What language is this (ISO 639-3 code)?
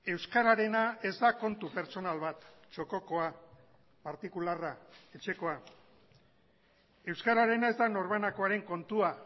eus